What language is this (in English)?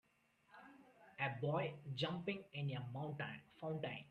English